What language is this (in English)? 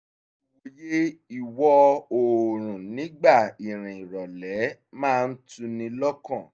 Yoruba